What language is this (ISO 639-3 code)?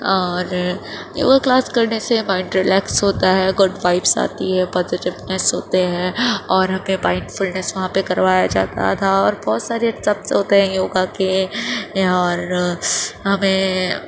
urd